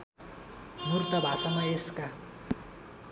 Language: Nepali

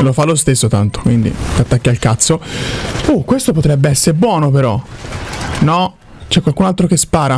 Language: Italian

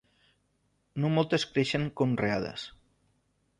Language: Catalan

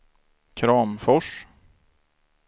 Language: Swedish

